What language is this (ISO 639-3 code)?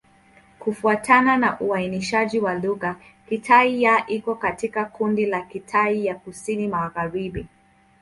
swa